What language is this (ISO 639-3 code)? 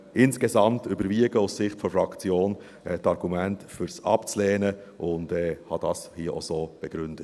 gsw